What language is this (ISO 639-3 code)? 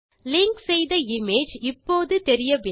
tam